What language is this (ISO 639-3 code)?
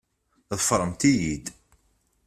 kab